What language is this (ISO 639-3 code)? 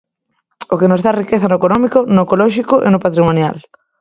glg